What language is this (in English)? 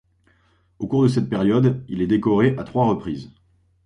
French